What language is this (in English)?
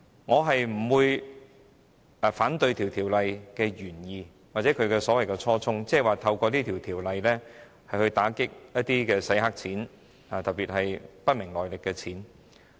Cantonese